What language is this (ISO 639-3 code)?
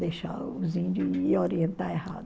por